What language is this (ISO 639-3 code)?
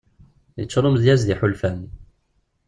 kab